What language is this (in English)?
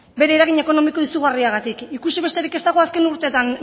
Basque